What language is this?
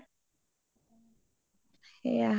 Assamese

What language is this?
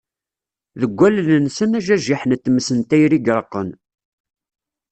Kabyle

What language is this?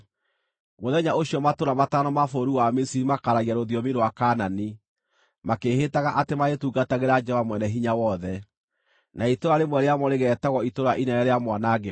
Kikuyu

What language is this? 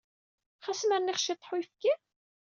Kabyle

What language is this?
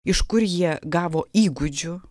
Lithuanian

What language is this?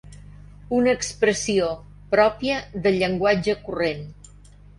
Catalan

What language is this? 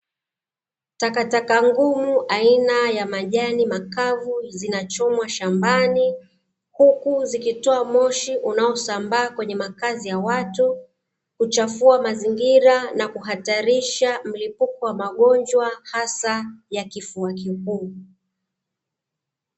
Swahili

